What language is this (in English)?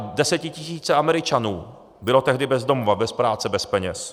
Czech